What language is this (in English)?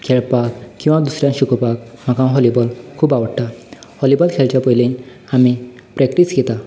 Konkani